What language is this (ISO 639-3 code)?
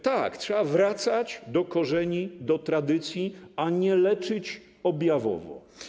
pol